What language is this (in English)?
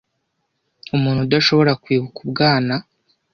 Kinyarwanda